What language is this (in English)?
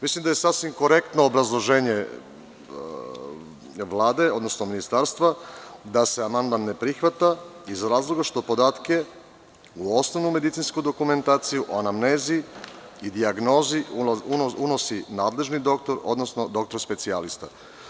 Serbian